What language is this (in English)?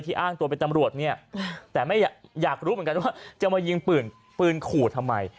Thai